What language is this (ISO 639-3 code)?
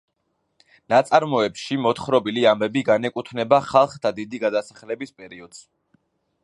kat